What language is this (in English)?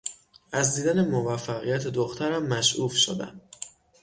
Persian